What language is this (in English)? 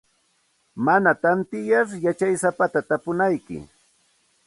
Santa Ana de Tusi Pasco Quechua